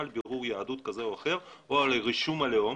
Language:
Hebrew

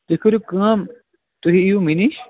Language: Kashmiri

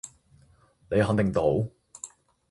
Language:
Cantonese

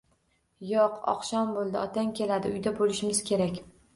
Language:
Uzbek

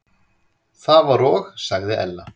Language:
Icelandic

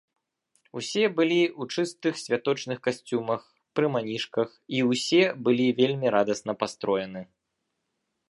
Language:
Belarusian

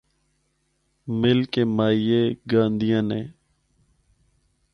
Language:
Northern Hindko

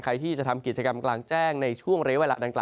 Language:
Thai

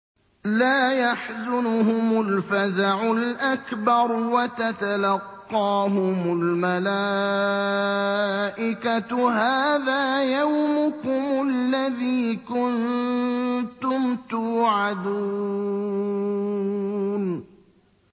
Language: Arabic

